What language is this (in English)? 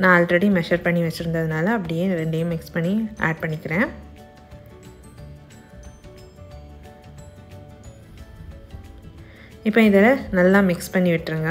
Tamil